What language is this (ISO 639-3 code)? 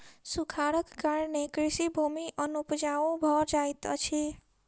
mai